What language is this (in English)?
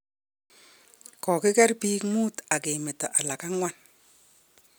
Kalenjin